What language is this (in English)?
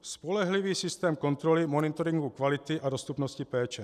Czech